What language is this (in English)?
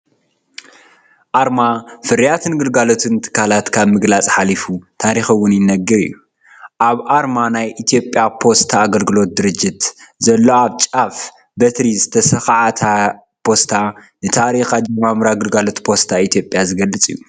Tigrinya